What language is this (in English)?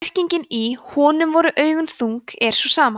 Icelandic